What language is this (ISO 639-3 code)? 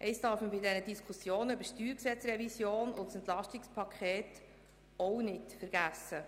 gsw